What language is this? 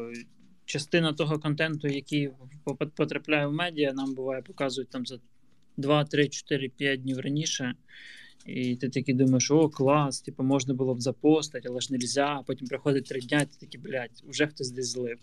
Ukrainian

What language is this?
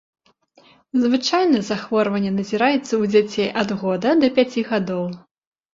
Belarusian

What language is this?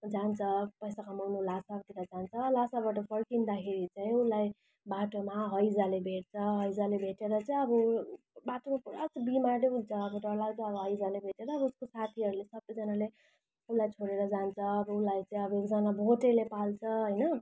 Nepali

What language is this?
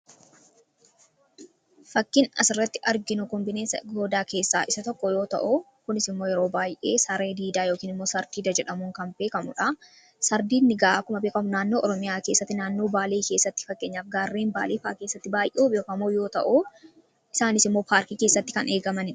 Oromo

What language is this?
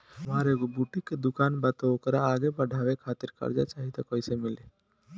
Bhojpuri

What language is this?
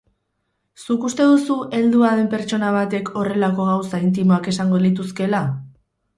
Basque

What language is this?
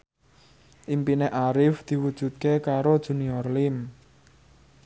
Javanese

